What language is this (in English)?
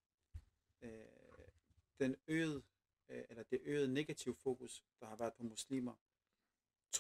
Danish